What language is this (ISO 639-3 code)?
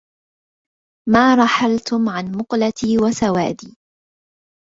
ara